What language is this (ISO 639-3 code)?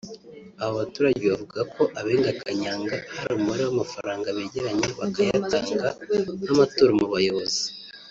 kin